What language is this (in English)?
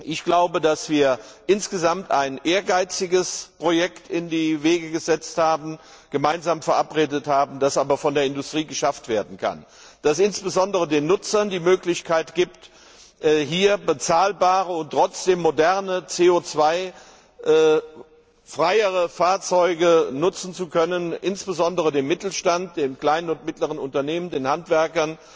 German